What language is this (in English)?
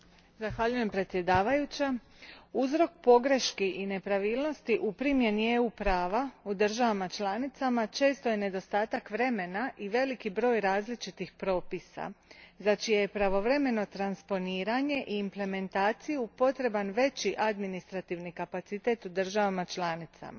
Croatian